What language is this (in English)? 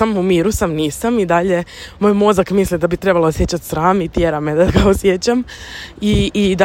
Croatian